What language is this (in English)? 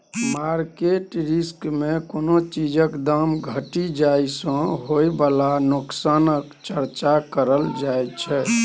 Maithili